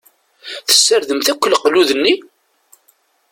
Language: Kabyle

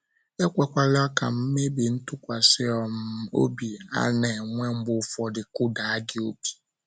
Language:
Igbo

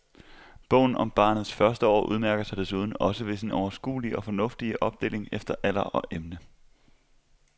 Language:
Danish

